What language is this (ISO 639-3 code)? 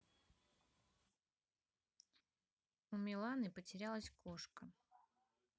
rus